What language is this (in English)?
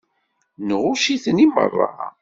Kabyle